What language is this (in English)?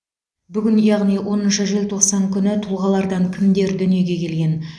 Kazakh